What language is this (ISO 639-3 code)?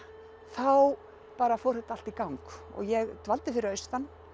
isl